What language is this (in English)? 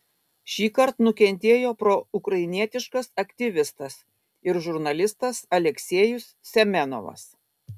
Lithuanian